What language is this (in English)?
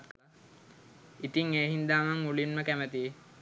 Sinhala